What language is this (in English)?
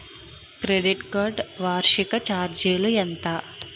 Telugu